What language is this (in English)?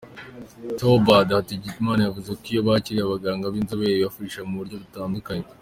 Kinyarwanda